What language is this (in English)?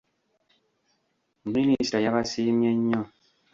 Ganda